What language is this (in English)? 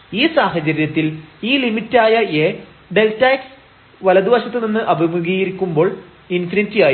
Malayalam